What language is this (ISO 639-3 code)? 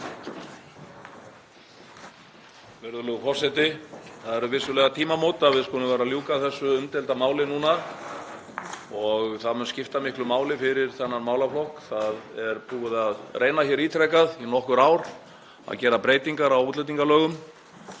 isl